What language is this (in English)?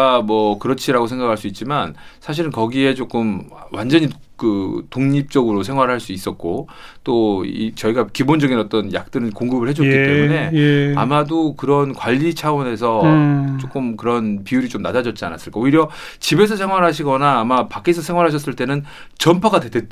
Korean